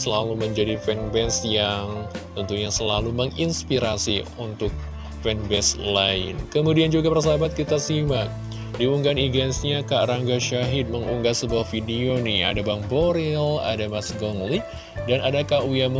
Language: Indonesian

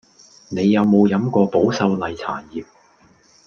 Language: Cantonese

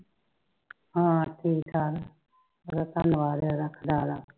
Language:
Punjabi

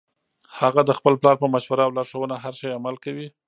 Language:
Pashto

